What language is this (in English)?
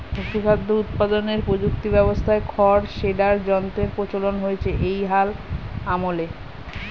Bangla